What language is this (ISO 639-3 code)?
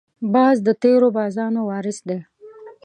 pus